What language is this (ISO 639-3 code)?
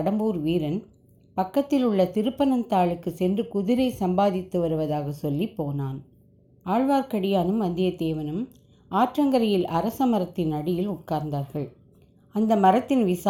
tam